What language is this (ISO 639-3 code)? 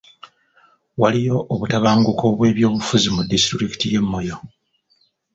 lug